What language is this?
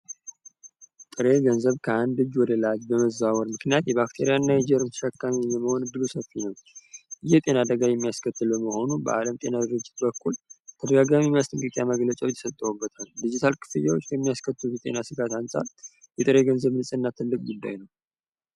Amharic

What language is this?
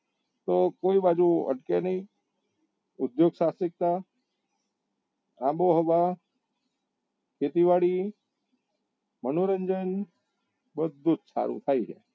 Gujarati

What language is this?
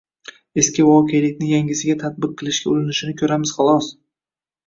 Uzbek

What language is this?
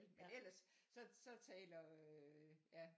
Danish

